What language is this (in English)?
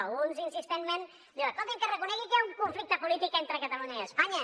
Catalan